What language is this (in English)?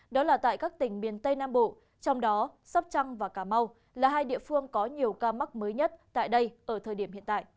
Vietnamese